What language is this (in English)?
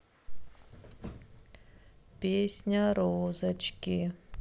Russian